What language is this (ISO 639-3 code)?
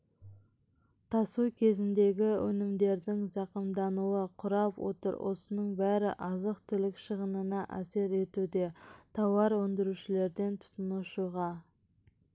kaz